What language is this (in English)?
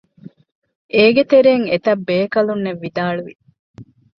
Divehi